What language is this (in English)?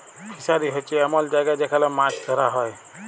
Bangla